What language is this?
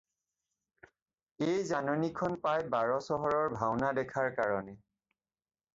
Assamese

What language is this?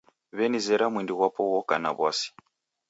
Taita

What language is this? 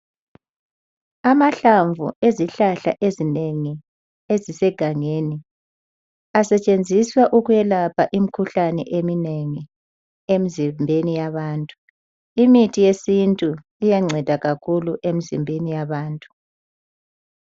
North Ndebele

